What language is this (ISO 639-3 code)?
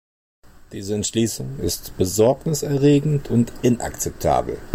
deu